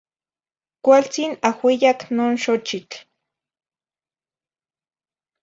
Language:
Zacatlán-Ahuacatlán-Tepetzintla Nahuatl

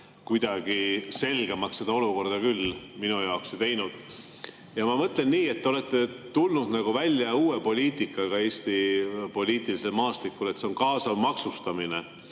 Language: Estonian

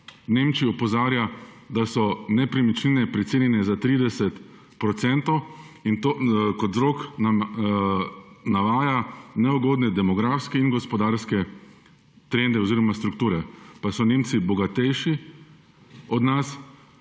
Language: Slovenian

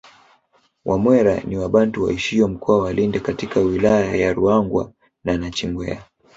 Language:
Swahili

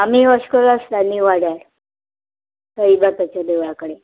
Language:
Konkani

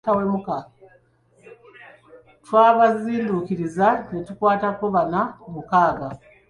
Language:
Ganda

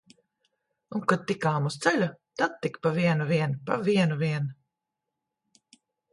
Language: Latvian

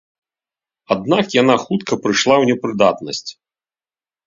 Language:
Belarusian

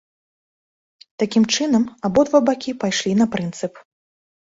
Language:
Belarusian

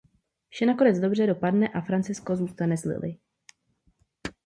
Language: Czech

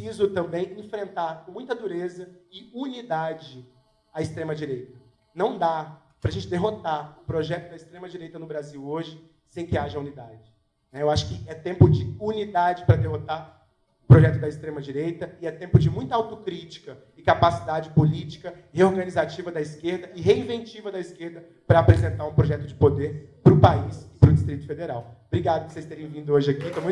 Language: Portuguese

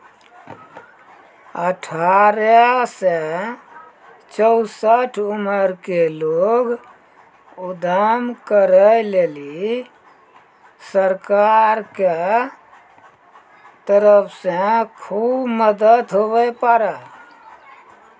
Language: Maithili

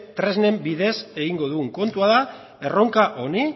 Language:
Basque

